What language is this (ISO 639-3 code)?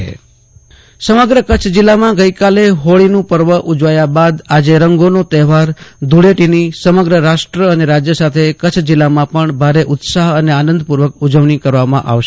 guj